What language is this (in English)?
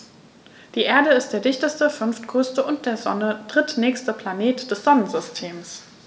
German